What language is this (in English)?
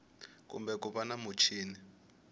Tsonga